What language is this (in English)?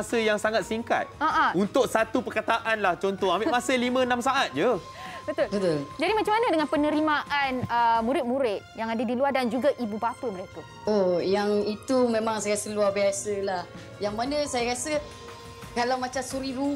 Malay